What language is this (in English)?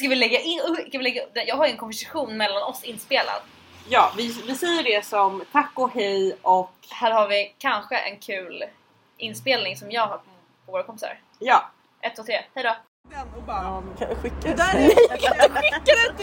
Swedish